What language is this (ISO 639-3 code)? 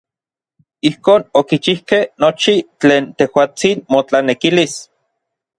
nlv